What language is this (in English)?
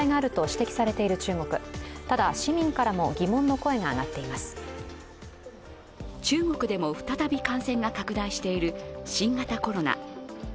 Japanese